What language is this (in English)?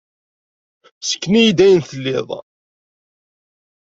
Kabyle